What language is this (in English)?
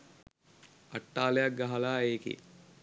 Sinhala